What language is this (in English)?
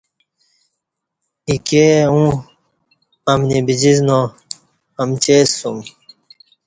Kati